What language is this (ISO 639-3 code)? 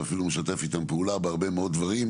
heb